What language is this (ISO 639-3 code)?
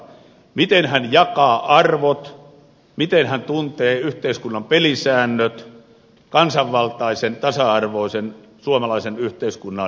fin